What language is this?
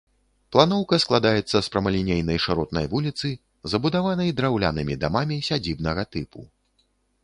Belarusian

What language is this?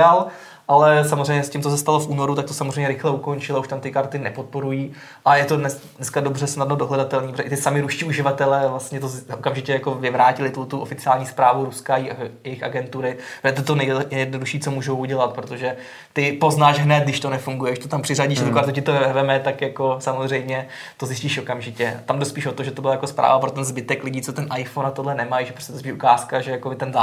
Czech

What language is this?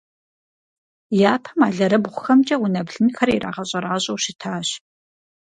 Kabardian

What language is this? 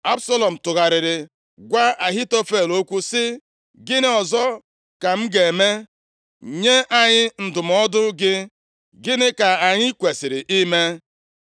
Igbo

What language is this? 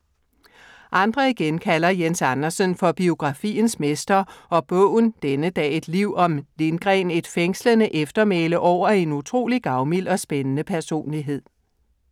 Danish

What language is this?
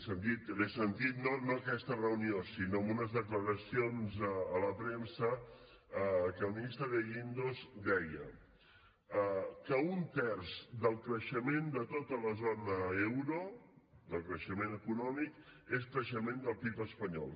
Catalan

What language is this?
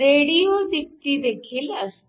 Marathi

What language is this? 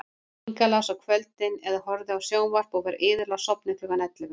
Icelandic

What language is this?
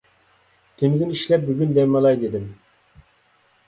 Uyghur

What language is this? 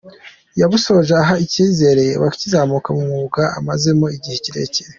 Kinyarwanda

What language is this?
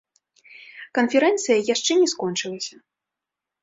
Belarusian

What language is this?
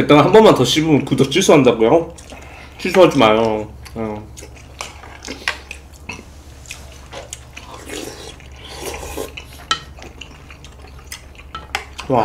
Korean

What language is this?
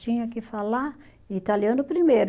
Portuguese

